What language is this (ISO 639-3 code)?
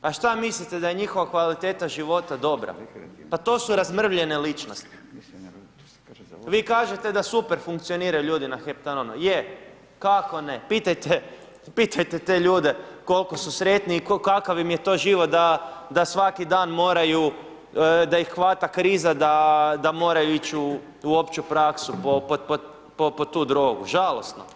hrv